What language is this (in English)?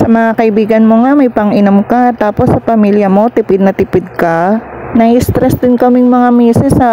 Filipino